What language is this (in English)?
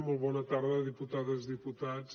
Catalan